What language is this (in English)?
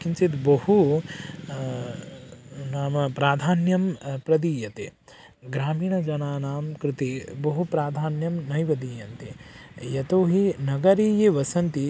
Sanskrit